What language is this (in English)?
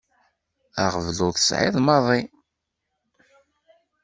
Kabyle